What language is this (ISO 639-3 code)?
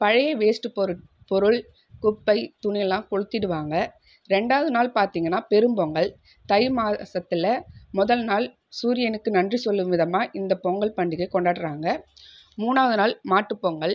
tam